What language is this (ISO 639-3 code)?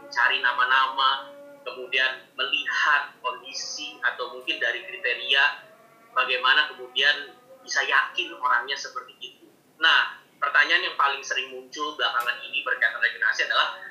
ind